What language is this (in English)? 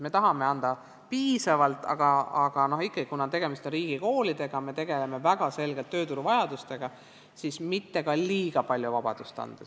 Estonian